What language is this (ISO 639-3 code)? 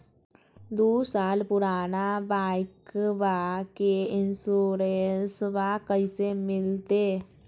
mag